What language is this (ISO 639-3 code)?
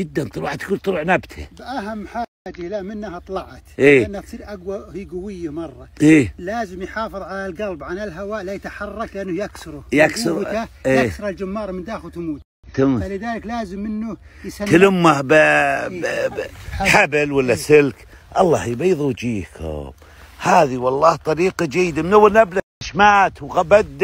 ara